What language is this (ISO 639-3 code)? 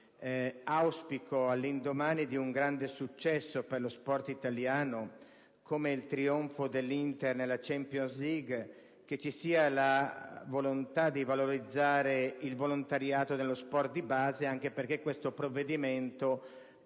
ita